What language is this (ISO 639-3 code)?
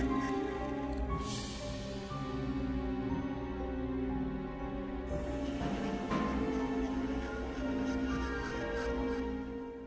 vie